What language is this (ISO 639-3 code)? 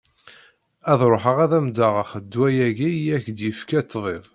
kab